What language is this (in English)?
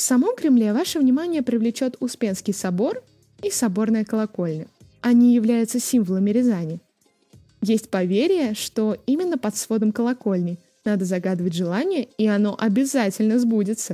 Russian